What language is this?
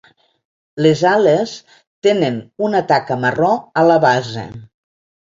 Catalan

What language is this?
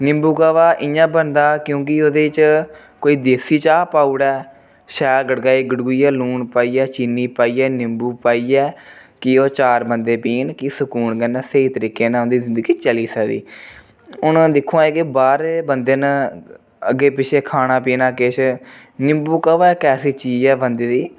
Dogri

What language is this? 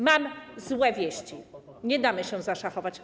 Polish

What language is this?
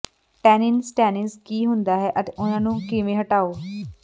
Punjabi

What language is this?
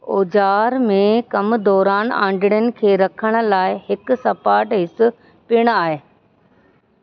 Sindhi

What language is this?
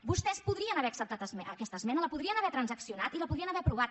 Catalan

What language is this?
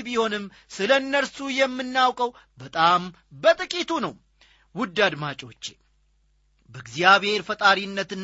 Amharic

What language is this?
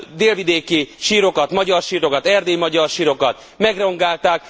Hungarian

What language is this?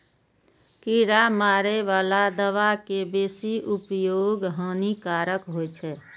Maithili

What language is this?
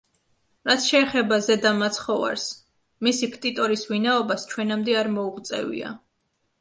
Georgian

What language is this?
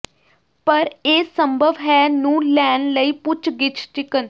Punjabi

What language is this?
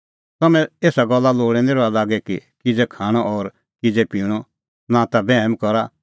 Kullu Pahari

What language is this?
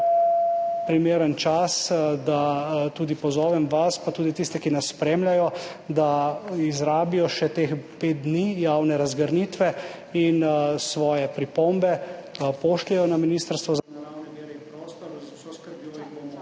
Slovenian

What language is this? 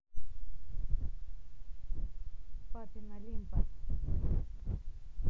Russian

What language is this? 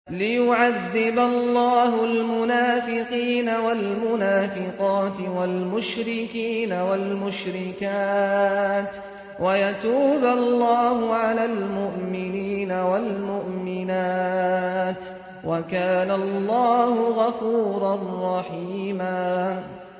Arabic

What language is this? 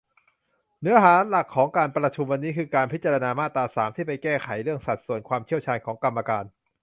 Thai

